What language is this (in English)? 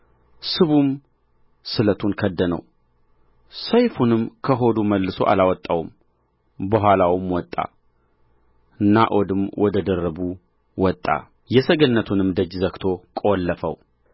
Amharic